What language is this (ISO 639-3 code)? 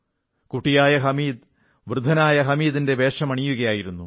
mal